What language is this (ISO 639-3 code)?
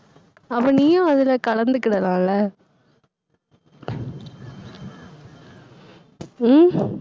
tam